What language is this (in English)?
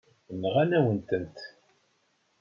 Kabyle